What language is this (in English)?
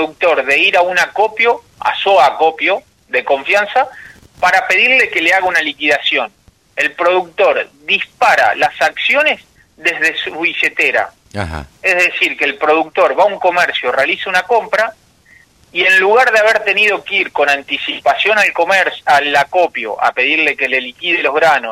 Spanish